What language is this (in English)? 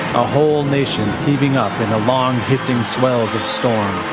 English